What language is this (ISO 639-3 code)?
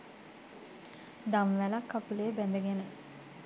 sin